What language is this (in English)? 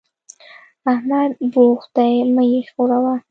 Pashto